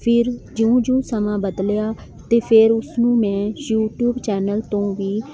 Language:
Punjabi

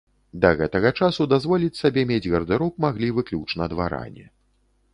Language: Belarusian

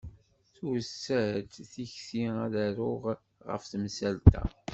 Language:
Kabyle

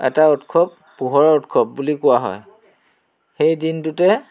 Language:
Assamese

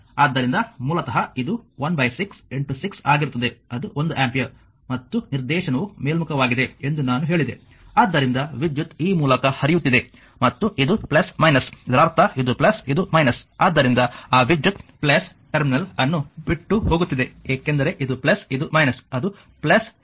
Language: Kannada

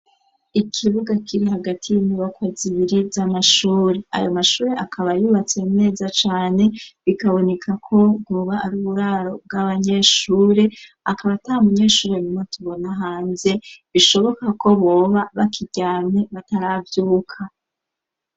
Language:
Rundi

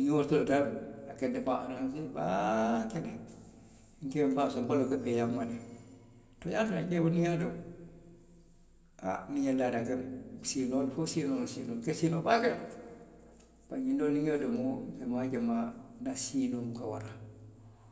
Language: Western Maninkakan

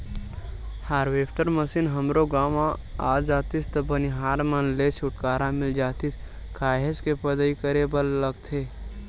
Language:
Chhattisgarhi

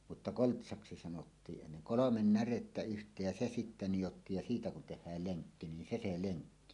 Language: Finnish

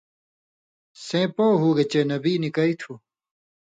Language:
Indus Kohistani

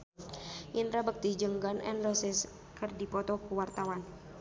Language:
Sundanese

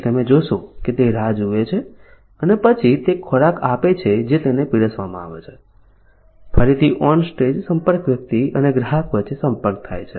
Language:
Gujarati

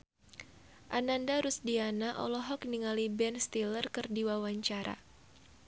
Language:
Sundanese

